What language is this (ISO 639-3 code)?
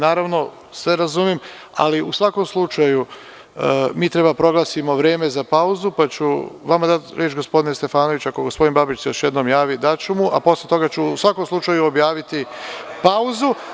srp